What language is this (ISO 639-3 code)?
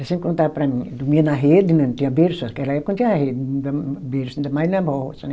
por